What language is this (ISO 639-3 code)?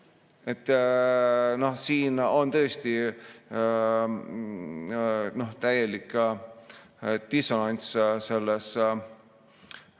est